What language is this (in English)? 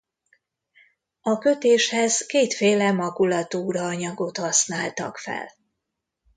Hungarian